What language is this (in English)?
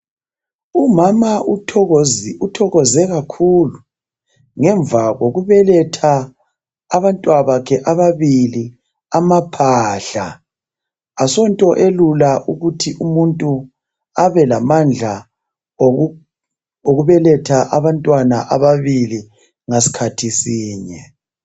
North Ndebele